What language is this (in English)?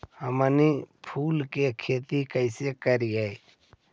Magahi